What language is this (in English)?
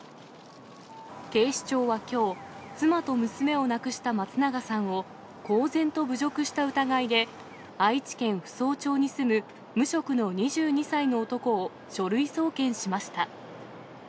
Japanese